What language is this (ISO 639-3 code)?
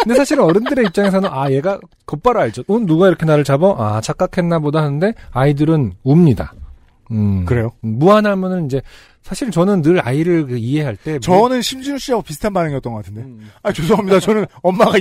kor